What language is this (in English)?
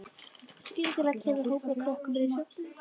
Icelandic